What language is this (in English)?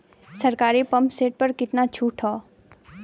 Bhojpuri